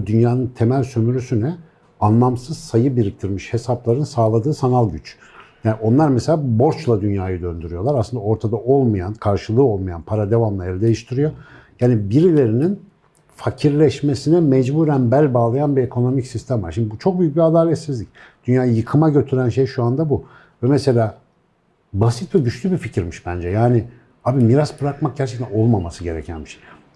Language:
Turkish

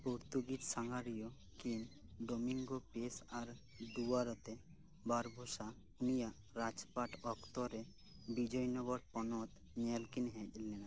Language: Santali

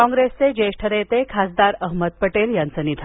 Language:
Marathi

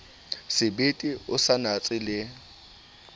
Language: Southern Sotho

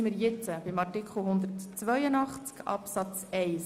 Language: Swiss German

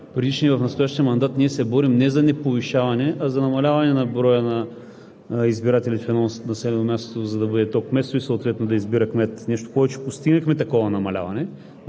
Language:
Bulgarian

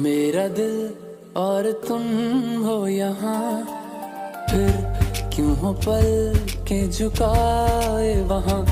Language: Hindi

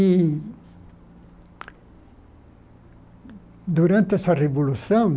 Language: Portuguese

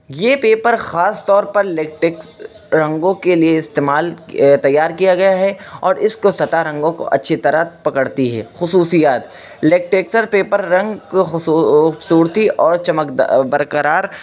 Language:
Urdu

